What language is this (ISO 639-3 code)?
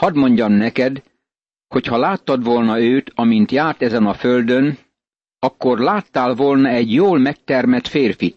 hun